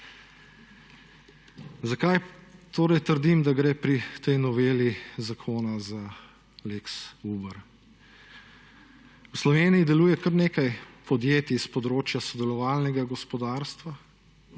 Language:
Slovenian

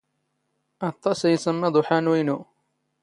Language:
Standard Moroccan Tamazight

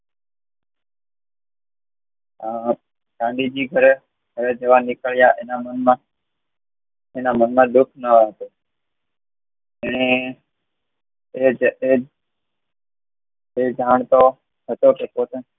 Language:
Gujarati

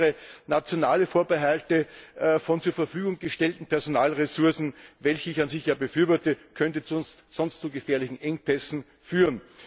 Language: German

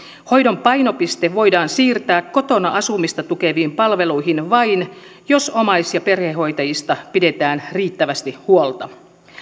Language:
Finnish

